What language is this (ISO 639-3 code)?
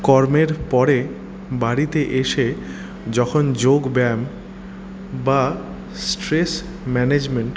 ben